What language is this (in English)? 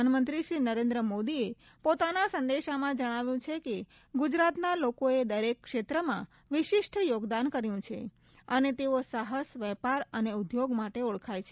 Gujarati